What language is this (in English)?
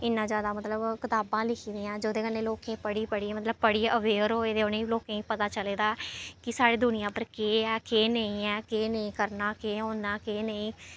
Dogri